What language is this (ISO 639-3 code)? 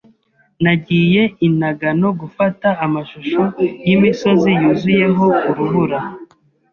kin